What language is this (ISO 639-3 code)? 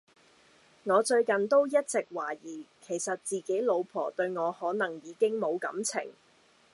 yue